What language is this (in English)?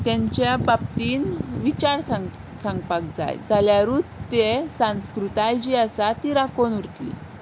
Konkani